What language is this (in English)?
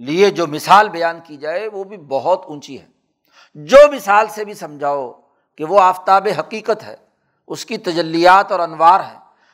Urdu